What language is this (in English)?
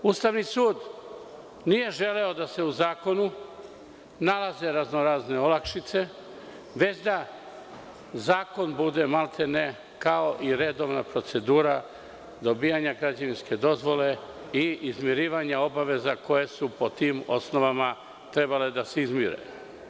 Serbian